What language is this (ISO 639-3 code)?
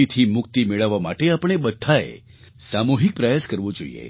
guj